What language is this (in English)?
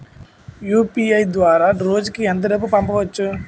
Telugu